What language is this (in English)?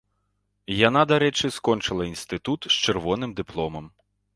Belarusian